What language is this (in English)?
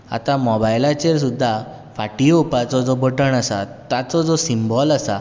Konkani